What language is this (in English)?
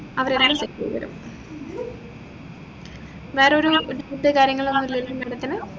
Malayalam